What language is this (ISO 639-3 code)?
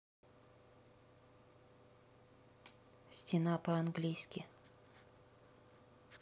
rus